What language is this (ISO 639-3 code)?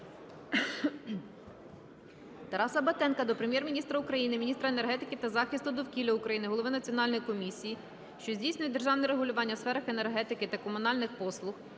ukr